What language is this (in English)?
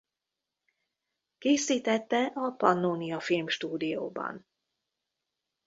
Hungarian